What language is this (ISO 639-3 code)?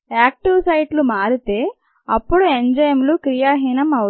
tel